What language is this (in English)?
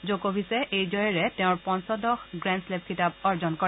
Assamese